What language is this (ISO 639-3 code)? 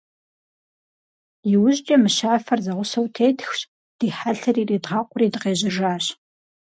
kbd